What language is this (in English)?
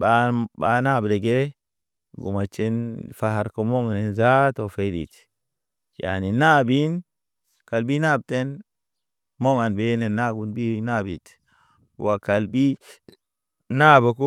Naba